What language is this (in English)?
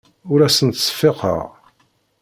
Kabyle